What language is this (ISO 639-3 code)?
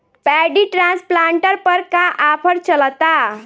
bho